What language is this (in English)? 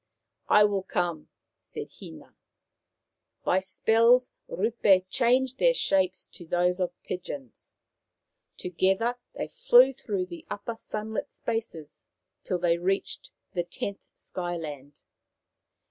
English